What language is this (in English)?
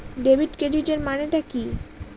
Bangla